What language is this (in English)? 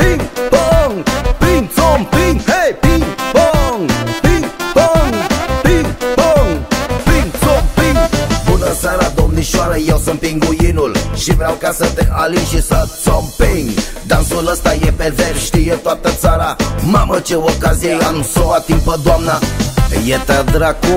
Romanian